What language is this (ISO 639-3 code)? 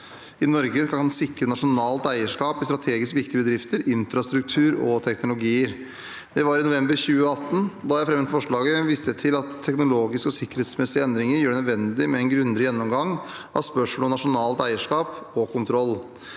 nor